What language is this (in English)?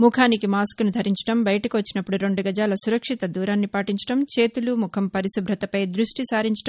Telugu